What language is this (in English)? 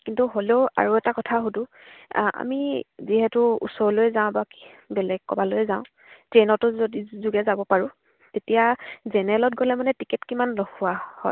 Assamese